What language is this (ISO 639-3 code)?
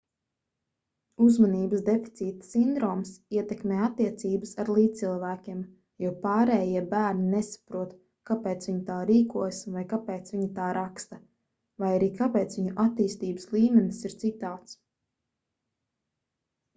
lav